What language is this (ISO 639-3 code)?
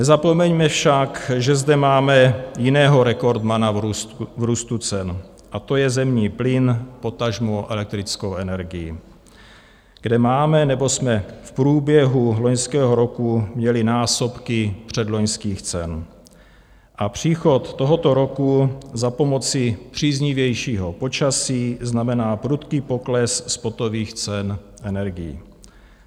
ces